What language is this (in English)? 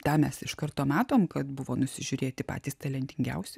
Lithuanian